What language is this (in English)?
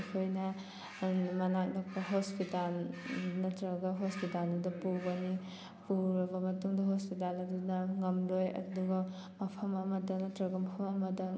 Manipuri